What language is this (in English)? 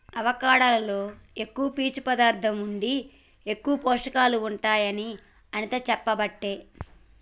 Telugu